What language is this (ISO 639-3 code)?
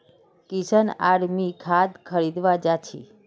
mag